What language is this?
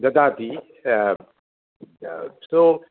Sanskrit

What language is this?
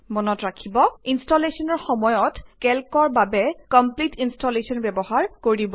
Assamese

